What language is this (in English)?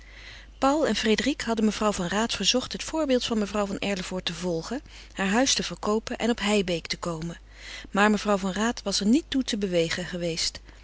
Dutch